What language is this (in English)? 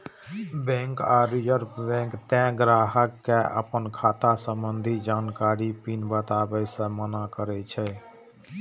Maithili